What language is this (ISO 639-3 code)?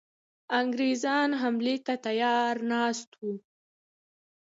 pus